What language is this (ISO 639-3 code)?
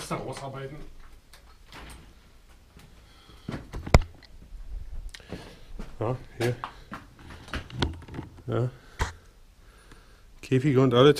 deu